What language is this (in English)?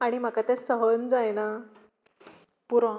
Konkani